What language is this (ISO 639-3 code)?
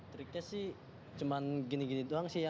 ind